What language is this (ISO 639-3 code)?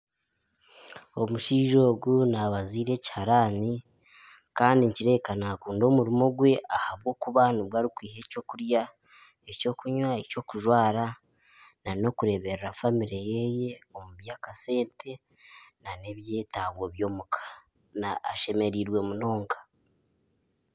nyn